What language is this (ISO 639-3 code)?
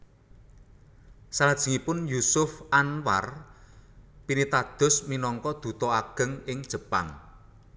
jav